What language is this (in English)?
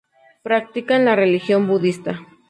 Spanish